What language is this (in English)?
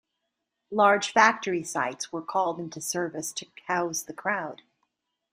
English